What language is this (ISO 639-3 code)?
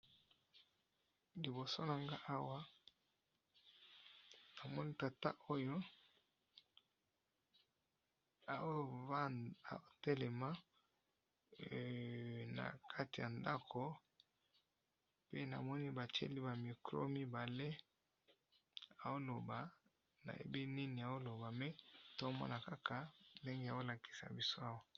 lin